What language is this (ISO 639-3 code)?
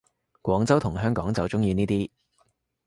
yue